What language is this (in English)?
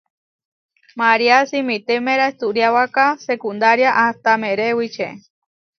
Huarijio